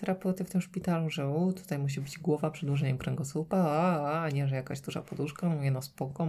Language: Polish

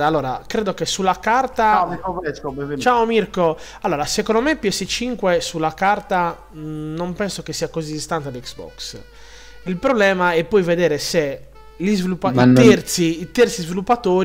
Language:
Italian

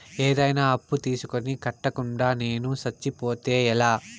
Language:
Telugu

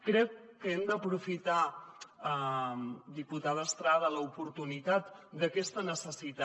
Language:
Catalan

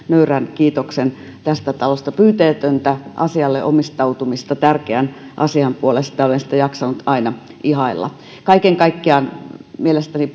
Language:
Finnish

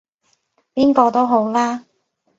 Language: Cantonese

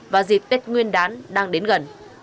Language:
Vietnamese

